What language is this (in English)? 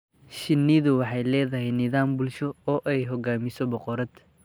Somali